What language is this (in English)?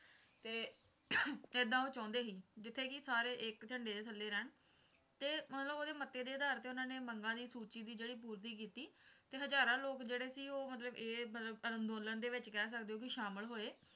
Punjabi